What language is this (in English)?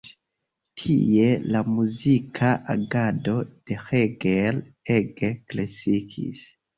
Esperanto